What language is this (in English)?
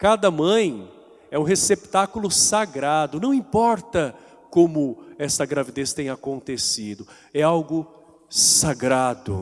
Portuguese